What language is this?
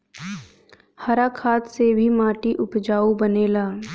Bhojpuri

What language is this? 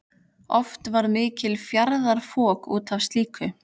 Icelandic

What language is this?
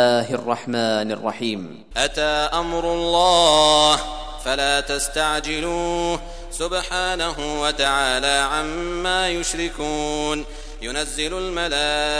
Arabic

